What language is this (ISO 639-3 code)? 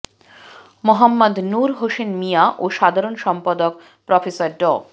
ben